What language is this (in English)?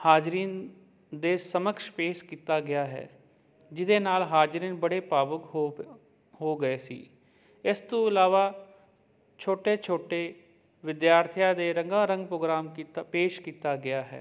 Punjabi